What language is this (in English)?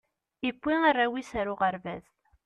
Kabyle